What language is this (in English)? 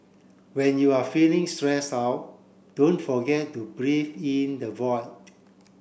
English